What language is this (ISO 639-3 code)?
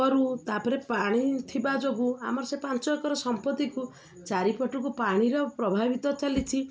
ori